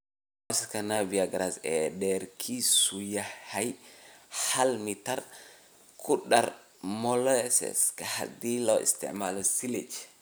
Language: Somali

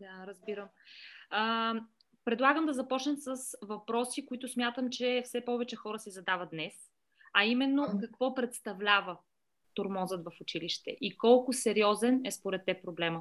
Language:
Bulgarian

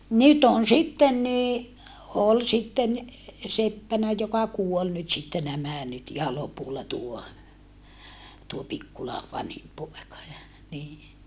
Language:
Finnish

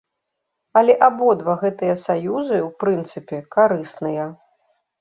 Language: Belarusian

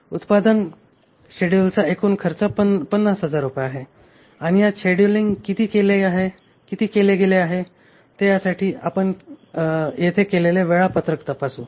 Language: Marathi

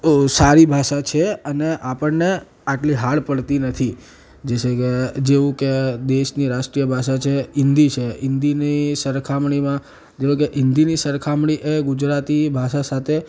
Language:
Gujarati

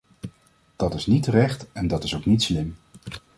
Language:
Dutch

